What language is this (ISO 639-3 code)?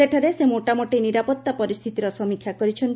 ori